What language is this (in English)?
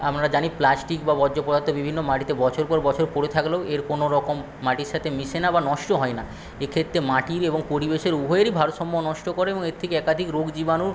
Bangla